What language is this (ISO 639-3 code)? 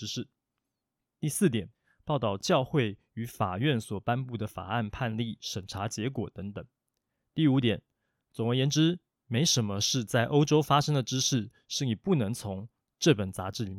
zho